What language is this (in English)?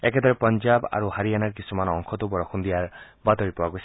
Assamese